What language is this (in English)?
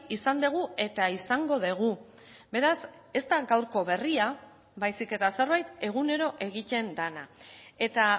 Basque